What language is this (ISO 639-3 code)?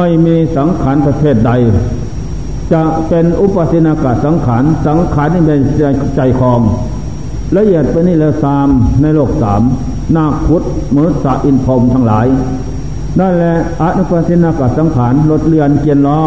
tha